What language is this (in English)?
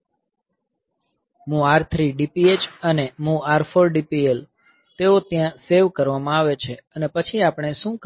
Gujarati